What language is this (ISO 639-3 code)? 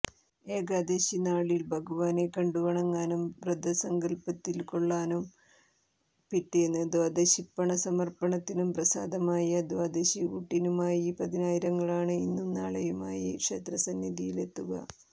mal